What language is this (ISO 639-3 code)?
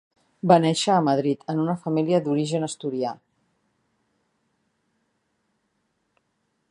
cat